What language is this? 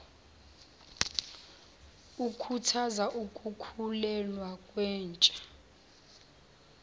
Zulu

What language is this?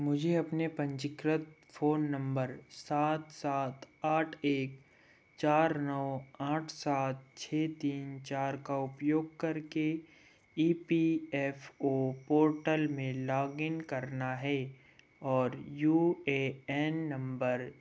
Hindi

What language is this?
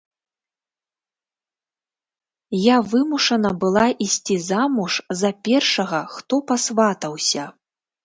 Belarusian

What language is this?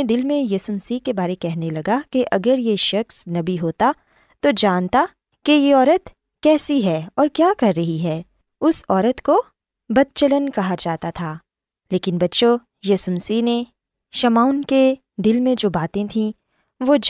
Urdu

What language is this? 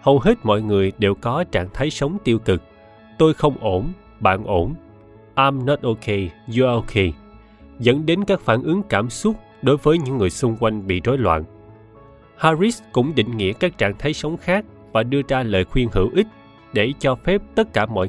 Vietnamese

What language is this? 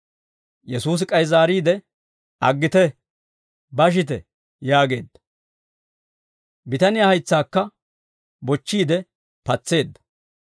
Dawro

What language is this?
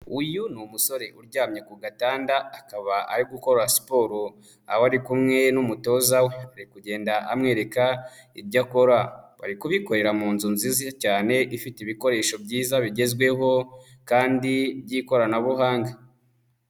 Kinyarwanda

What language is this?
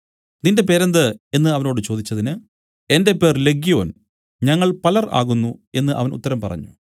Malayalam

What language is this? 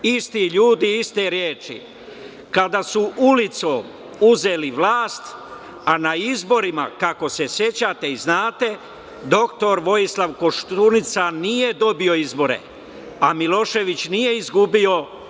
Serbian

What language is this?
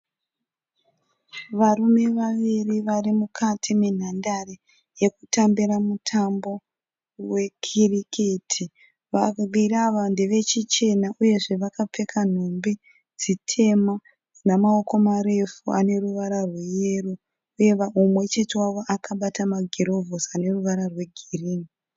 Shona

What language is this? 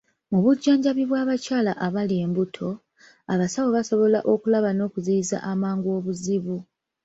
Ganda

